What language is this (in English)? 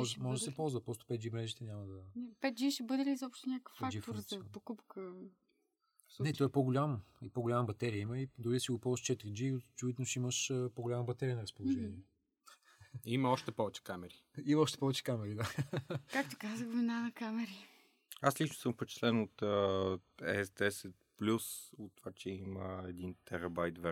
Bulgarian